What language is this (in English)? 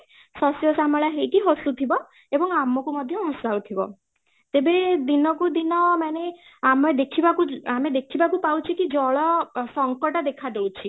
Odia